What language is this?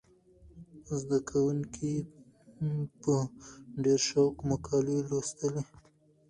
Pashto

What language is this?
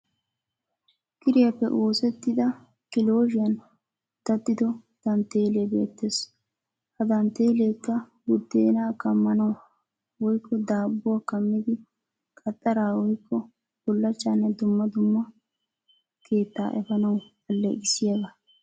Wolaytta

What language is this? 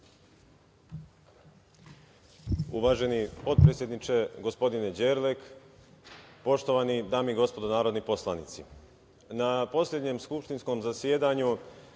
Serbian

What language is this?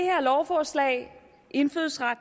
Danish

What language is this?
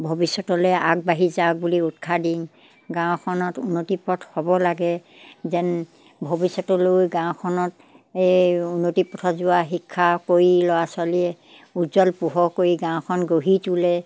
Assamese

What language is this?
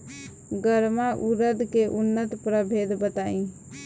Bhojpuri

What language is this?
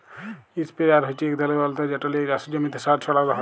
Bangla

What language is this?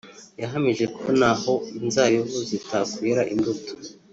Kinyarwanda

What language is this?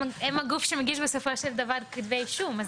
Hebrew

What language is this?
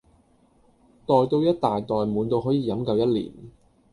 Cantonese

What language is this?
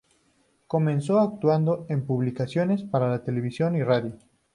Spanish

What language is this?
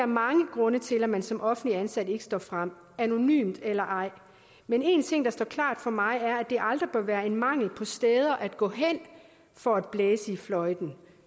Danish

